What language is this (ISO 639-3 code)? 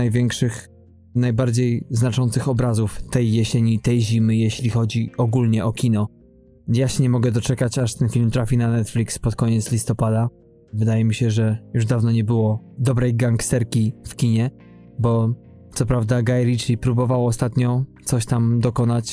pol